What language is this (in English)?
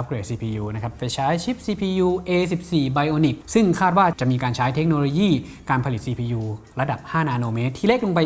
Thai